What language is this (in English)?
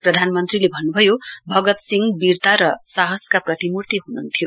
Nepali